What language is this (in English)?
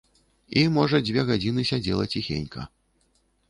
Belarusian